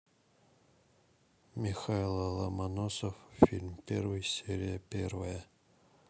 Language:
Russian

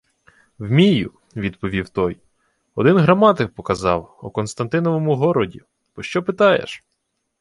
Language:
Ukrainian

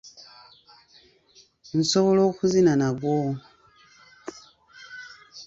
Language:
Ganda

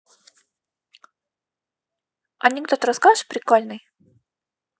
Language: Russian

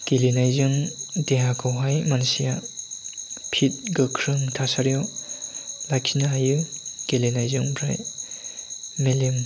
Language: Bodo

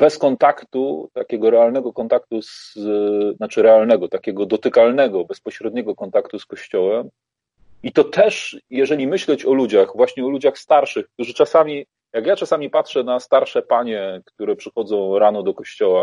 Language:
Polish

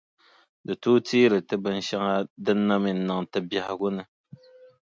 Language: Dagbani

